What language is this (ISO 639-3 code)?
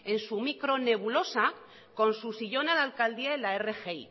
spa